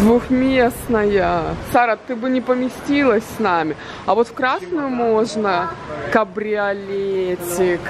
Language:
Russian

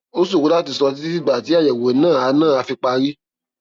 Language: Yoruba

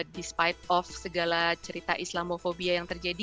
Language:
Indonesian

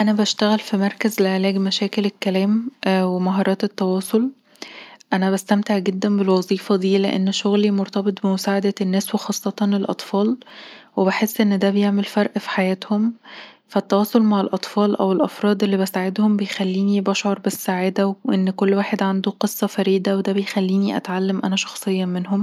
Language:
Egyptian Arabic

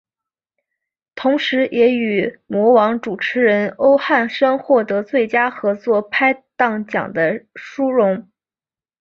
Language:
Chinese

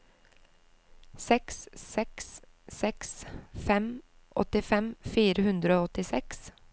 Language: Norwegian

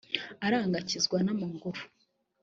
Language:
Kinyarwanda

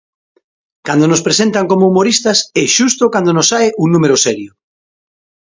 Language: Galician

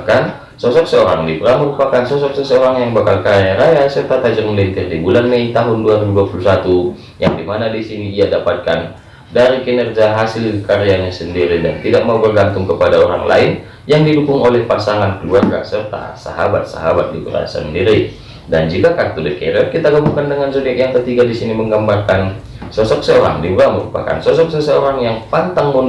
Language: Indonesian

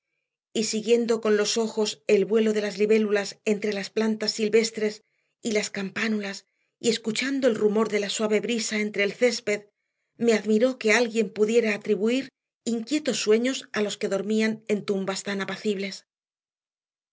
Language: Spanish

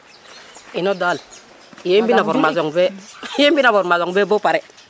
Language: Serer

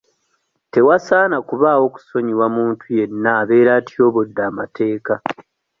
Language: Ganda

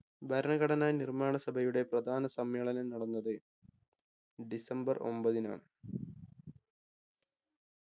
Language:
Malayalam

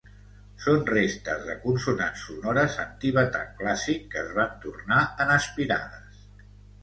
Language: Catalan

